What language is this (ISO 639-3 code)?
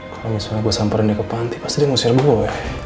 ind